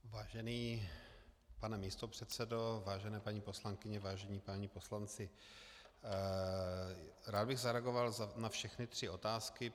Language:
Czech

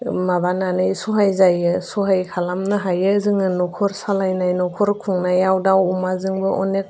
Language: Bodo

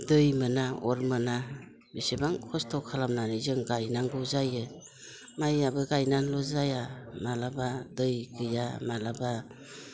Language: Bodo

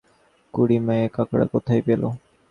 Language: Bangla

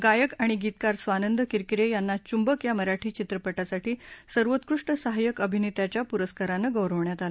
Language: Marathi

